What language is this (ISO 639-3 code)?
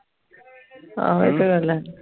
pan